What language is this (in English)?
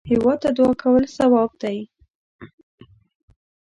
Pashto